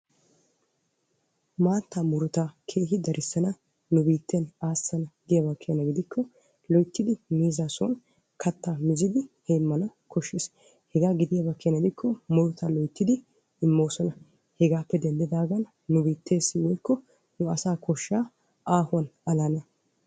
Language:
Wolaytta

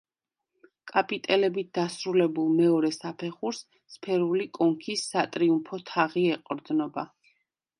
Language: Georgian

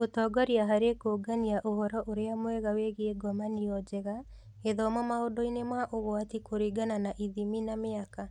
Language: Kikuyu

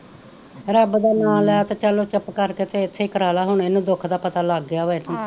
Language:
Punjabi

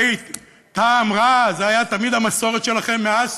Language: Hebrew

